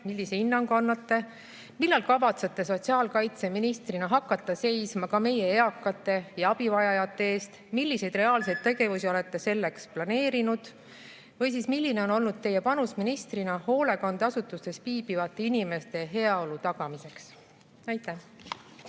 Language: Estonian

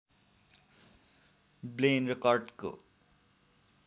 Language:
Nepali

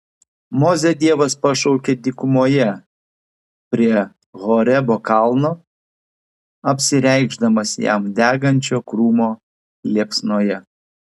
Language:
Lithuanian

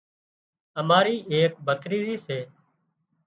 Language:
Wadiyara Koli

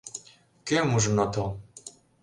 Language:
Mari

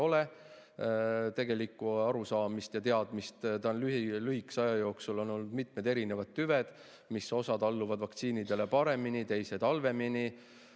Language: Estonian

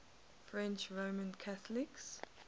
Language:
English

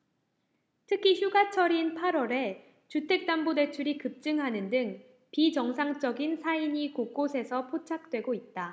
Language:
Korean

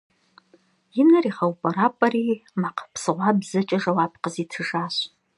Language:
Kabardian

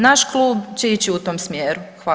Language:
Croatian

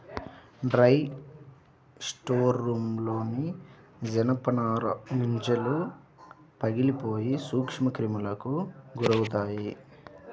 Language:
Telugu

